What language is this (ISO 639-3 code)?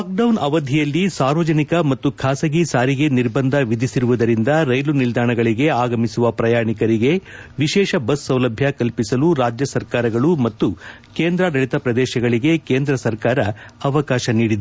kan